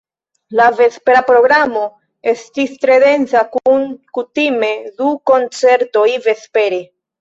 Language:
Esperanto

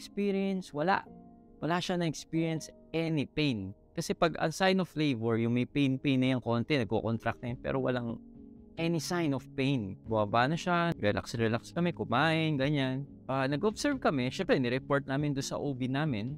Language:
Filipino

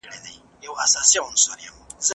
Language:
Pashto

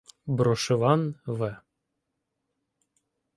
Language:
Ukrainian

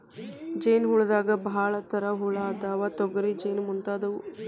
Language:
Kannada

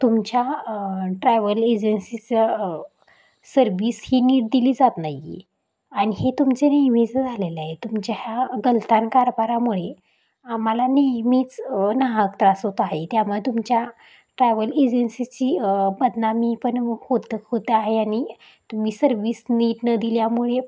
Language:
Marathi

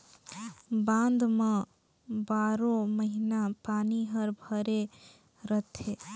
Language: Chhattisgarhi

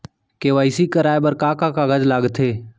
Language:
Chhattisgarhi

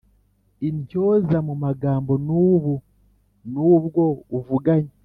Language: Kinyarwanda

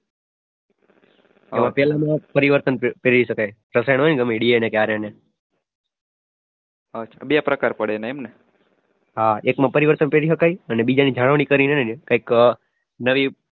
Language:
Gujarati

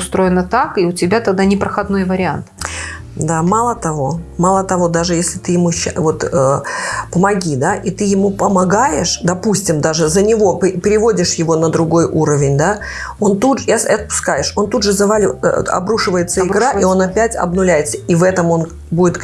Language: Russian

